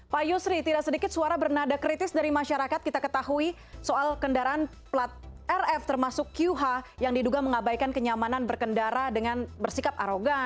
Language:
Indonesian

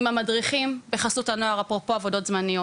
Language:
Hebrew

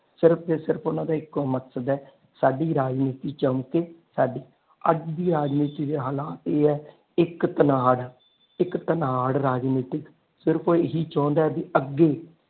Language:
Punjabi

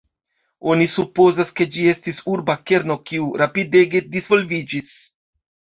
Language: Esperanto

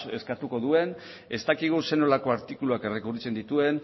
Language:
Basque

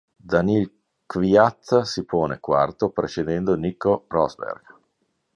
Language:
Italian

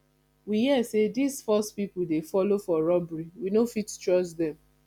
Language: Nigerian Pidgin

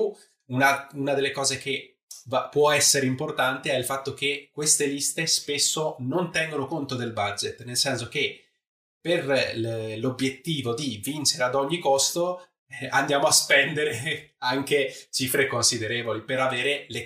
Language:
Italian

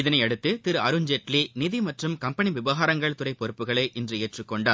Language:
Tamil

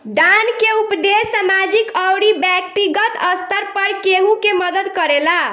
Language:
Bhojpuri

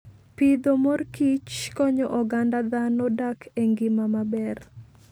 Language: Luo (Kenya and Tanzania)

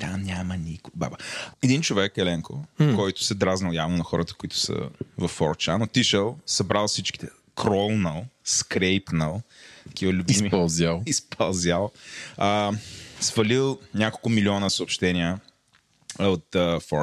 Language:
Bulgarian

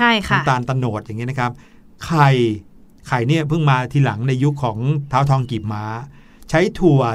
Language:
Thai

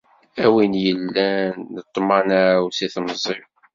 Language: Kabyle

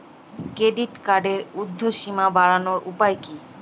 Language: Bangla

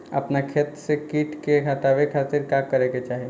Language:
Bhojpuri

